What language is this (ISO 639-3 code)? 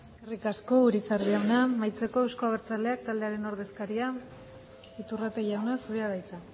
eus